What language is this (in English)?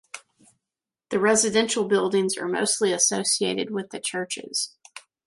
English